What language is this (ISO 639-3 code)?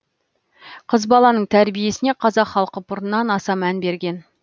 kaz